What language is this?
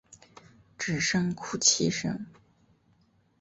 Chinese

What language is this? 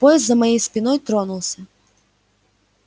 Russian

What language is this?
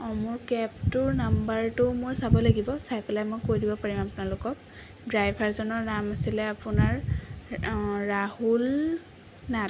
Assamese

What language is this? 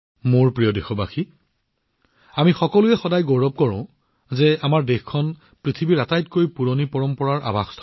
Assamese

